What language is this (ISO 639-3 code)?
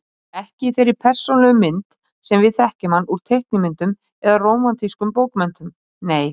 isl